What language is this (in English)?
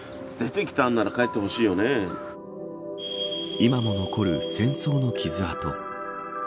Japanese